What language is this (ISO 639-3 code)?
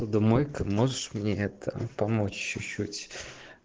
rus